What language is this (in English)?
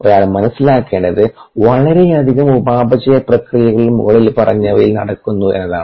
Malayalam